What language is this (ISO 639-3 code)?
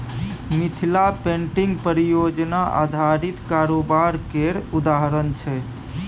mai